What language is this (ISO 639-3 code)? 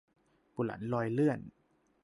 tha